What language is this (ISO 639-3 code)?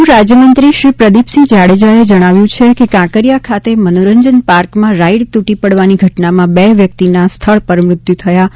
guj